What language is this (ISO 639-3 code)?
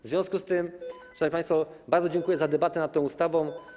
pol